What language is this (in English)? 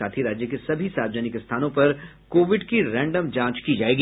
Hindi